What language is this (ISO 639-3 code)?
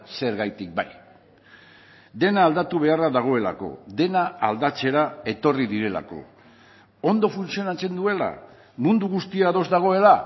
eus